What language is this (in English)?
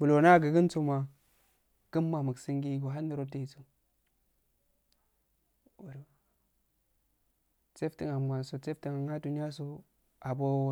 Afade